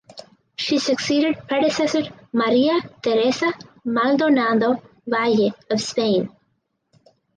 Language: English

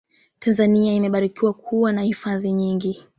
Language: Swahili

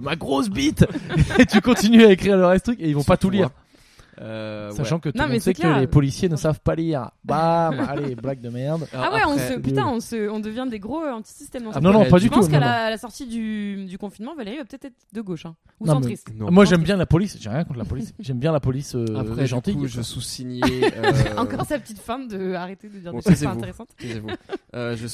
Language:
French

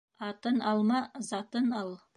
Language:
Bashkir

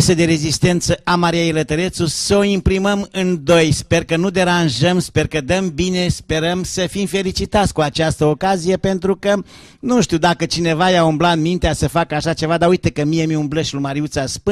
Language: Romanian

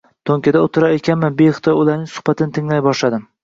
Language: Uzbek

